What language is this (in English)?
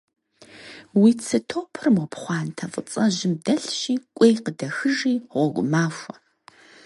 Kabardian